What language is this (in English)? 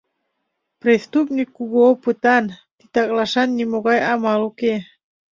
Mari